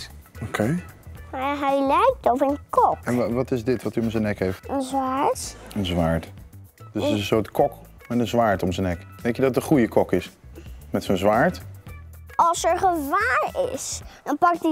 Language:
Dutch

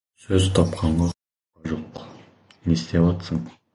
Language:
Kazakh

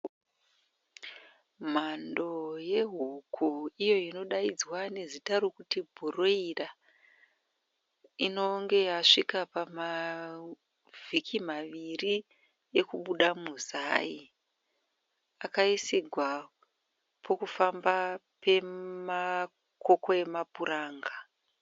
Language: Shona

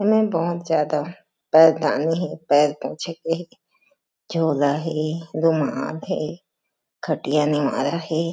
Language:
Chhattisgarhi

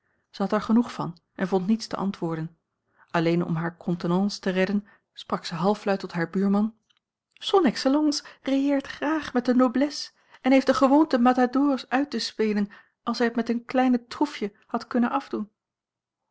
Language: Dutch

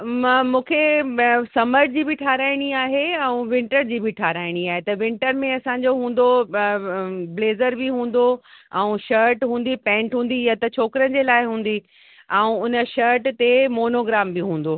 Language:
Sindhi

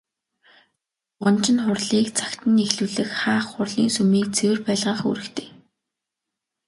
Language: Mongolian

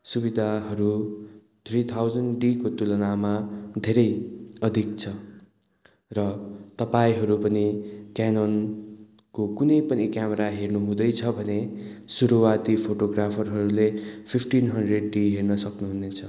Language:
Nepali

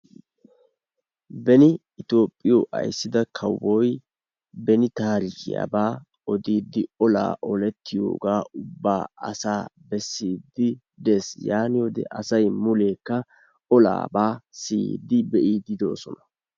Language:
Wolaytta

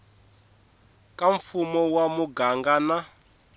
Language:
Tsonga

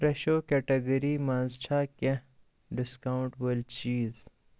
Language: Kashmiri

